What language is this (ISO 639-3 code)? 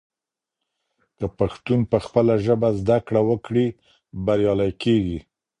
pus